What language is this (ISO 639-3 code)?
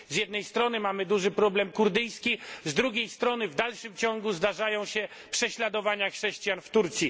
pol